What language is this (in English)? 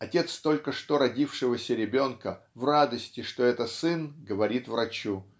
Russian